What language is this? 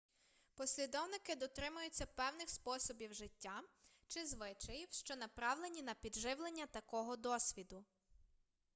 Ukrainian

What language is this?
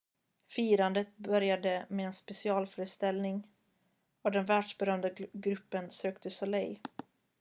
Swedish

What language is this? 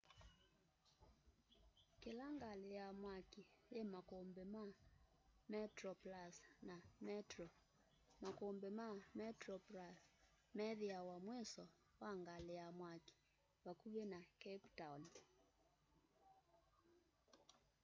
Kamba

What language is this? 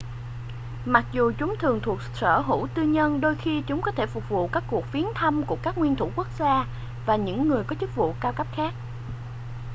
Vietnamese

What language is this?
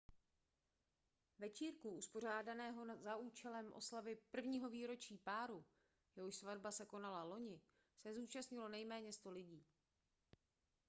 Czech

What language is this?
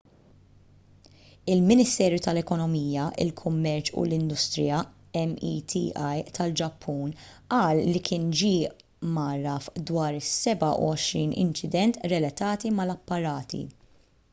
Maltese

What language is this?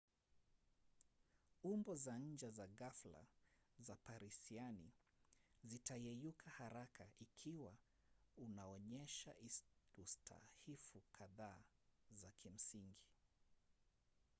Swahili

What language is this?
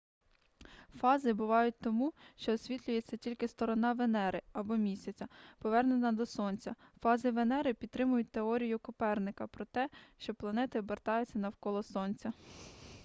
Ukrainian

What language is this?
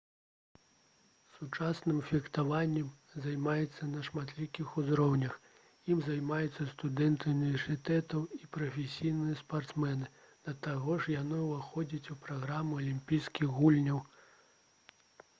Belarusian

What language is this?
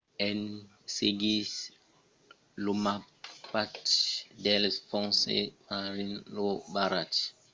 Occitan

